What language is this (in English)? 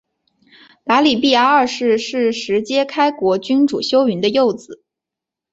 Chinese